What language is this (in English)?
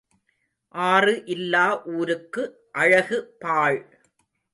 Tamil